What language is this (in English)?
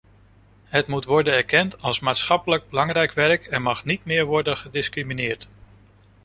Dutch